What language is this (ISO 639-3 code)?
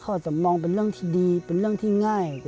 tha